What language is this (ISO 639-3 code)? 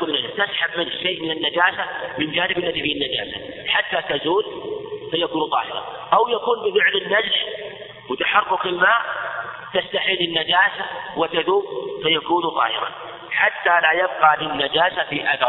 ara